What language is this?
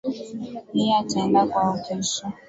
Swahili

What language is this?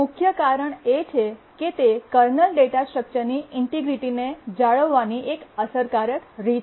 Gujarati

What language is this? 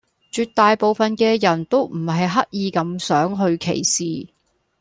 Cantonese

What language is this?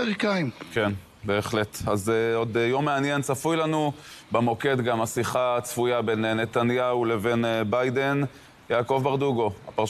Hebrew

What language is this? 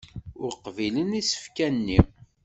Kabyle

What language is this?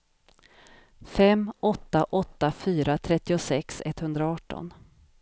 Swedish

